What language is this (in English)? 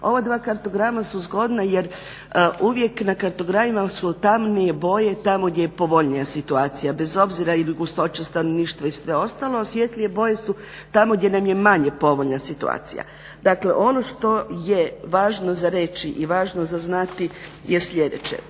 Croatian